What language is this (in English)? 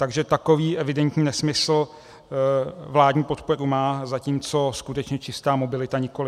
Czech